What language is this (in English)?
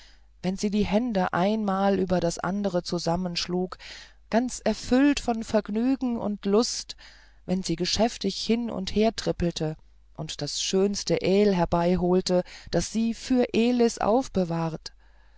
German